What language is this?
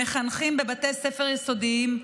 Hebrew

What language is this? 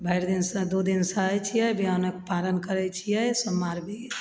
Maithili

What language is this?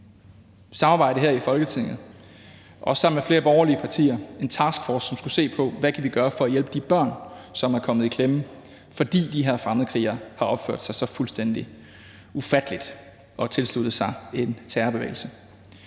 Danish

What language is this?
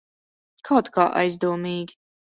Latvian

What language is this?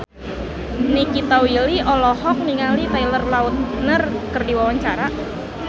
Sundanese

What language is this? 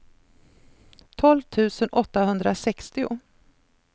Swedish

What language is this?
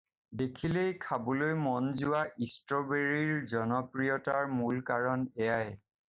Assamese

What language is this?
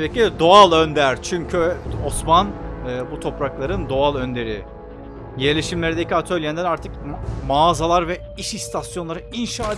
Turkish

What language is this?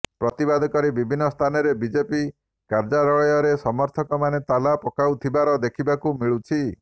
Odia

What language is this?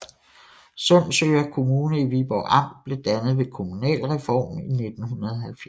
Danish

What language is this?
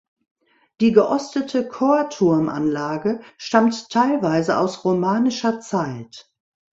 German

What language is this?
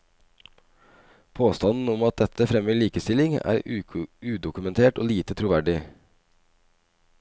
Norwegian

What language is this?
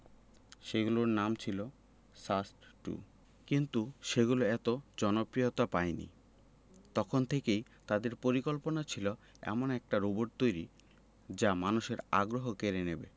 Bangla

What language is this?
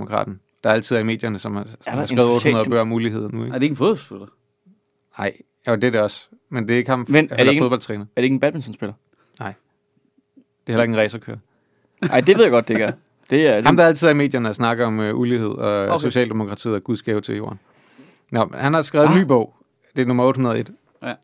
Danish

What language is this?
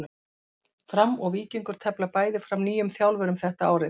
Icelandic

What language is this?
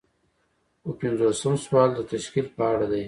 Pashto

